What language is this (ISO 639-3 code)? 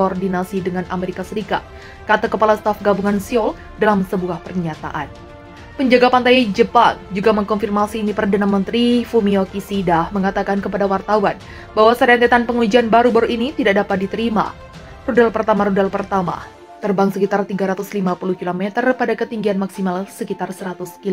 ind